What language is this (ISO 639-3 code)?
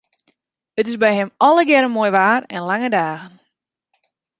fry